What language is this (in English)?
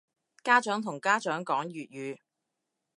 Cantonese